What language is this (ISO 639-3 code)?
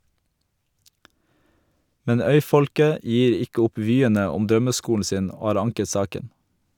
nor